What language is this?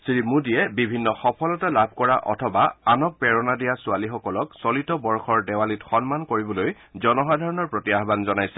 Assamese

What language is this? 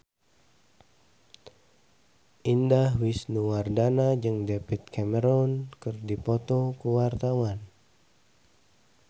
Sundanese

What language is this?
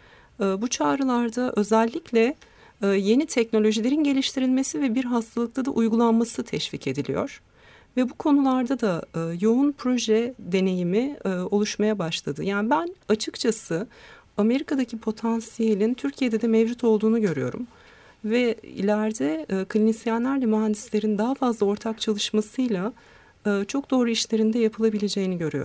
Turkish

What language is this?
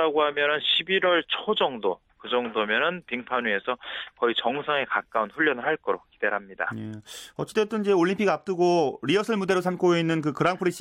Korean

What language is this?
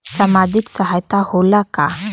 Bhojpuri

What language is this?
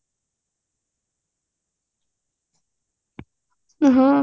Odia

